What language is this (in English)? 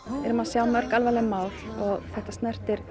Icelandic